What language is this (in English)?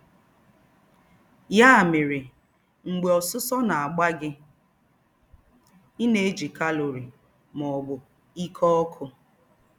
Igbo